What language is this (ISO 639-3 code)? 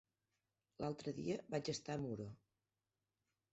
cat